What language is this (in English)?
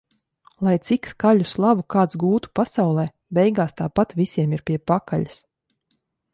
Latvian